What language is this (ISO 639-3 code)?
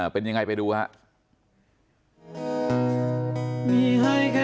tha